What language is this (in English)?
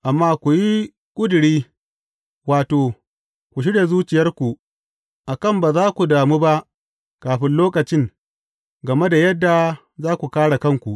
Hausa